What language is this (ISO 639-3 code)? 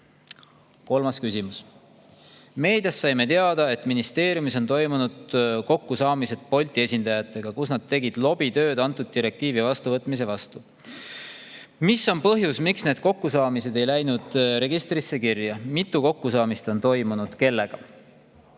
est